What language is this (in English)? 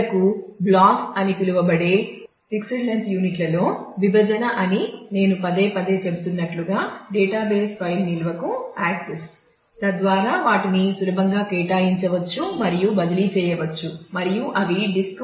Telugu